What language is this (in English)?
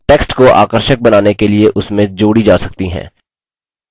Hindi